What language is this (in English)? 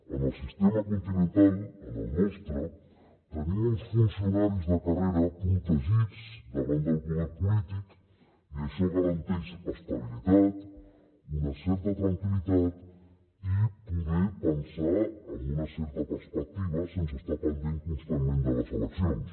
Catalan